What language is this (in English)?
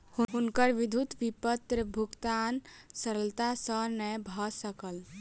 Maithili